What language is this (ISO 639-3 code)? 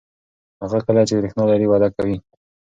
pus